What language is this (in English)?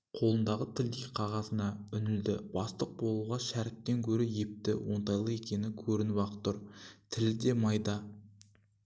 Kazakh